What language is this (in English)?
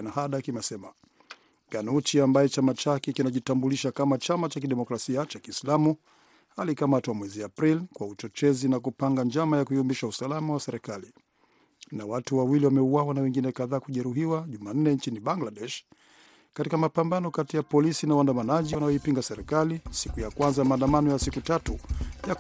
Swahili